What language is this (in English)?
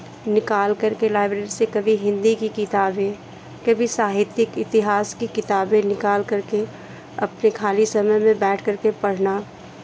Hindi